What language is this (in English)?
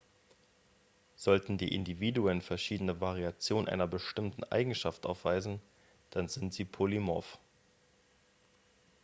German